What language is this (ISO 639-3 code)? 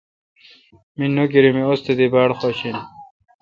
xka